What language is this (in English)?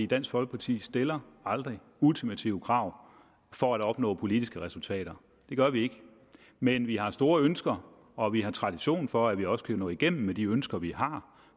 Danish